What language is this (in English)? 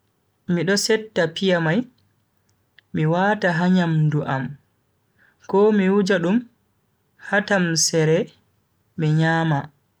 Bagirmi Fulfulde